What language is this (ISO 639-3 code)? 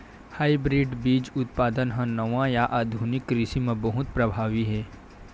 hne